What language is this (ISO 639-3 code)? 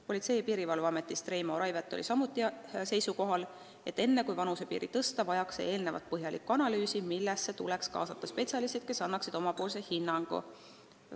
est